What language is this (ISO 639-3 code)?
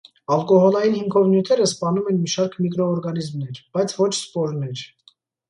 hye